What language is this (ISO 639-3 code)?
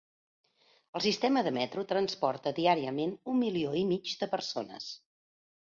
cat